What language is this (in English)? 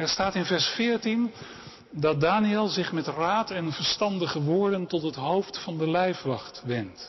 Dutch